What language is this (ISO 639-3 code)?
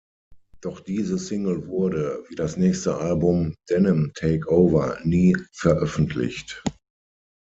deu